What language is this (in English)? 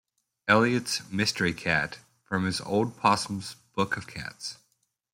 English